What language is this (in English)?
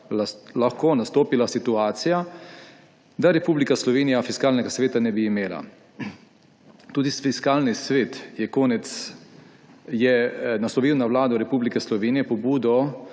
Slovenian